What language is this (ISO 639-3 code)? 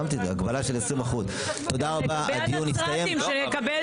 heb